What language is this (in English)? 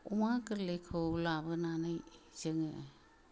Bodo